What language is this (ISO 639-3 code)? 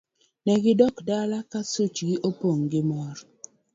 luo